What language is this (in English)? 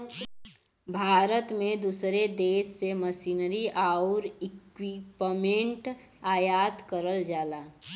Bhojpuri